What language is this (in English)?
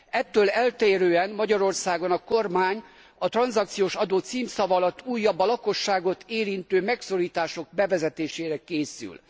Hungarian